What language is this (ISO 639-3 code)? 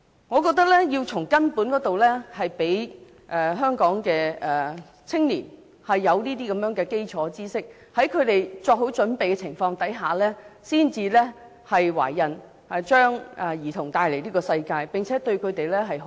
yue